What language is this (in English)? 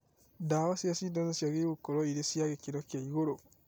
Kikuyu